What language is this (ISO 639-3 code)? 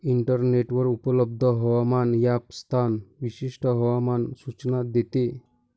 mar